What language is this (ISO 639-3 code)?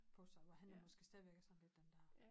dan